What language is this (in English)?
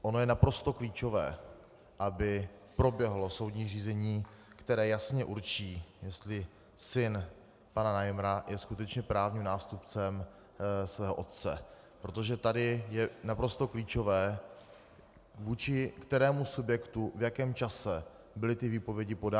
Czech